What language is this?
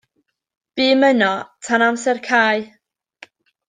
Welsh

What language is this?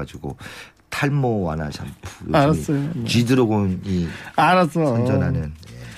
Korean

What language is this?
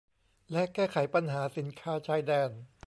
Thai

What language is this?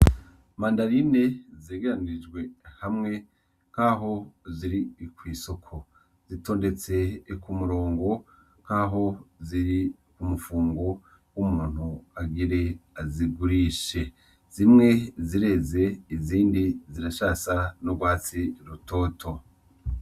Rundi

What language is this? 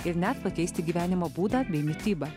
Lithuanian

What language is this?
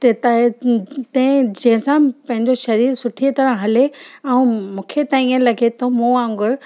Sindhi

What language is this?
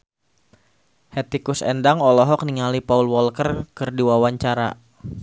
Sundanese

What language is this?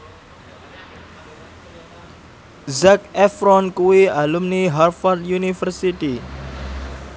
Javanese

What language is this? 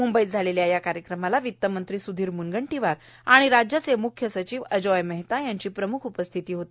Marathi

